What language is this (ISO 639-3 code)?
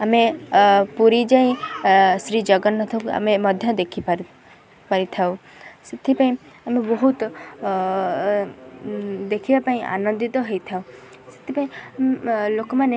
ori